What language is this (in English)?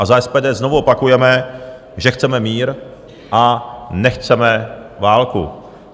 Czech